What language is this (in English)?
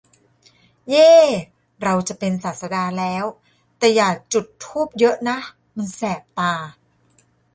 Thai